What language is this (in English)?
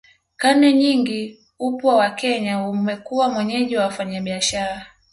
Swahili